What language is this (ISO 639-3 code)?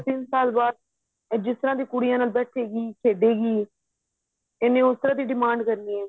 pan